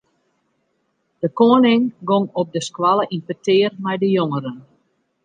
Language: Western Frisian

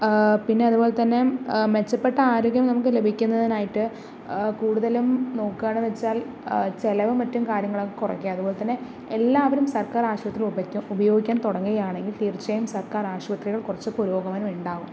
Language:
Malayalam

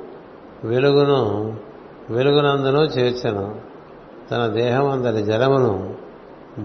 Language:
Telugu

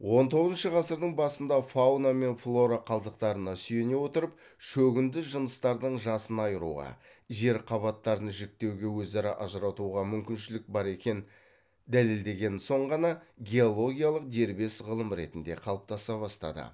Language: Kazakh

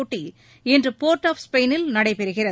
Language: Tamil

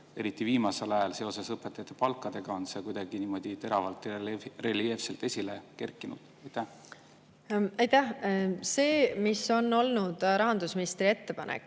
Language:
Estonian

